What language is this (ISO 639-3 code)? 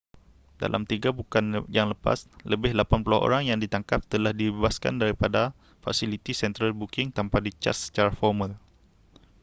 msa